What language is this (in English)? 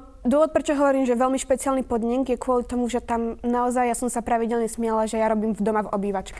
Slovak